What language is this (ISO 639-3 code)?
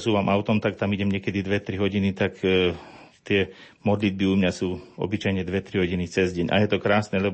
slk